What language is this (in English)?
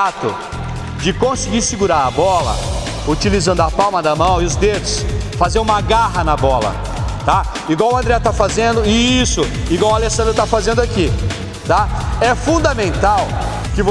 Portuguese